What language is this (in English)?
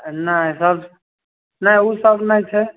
Maithili